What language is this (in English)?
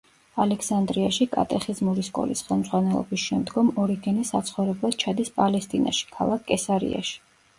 Georgian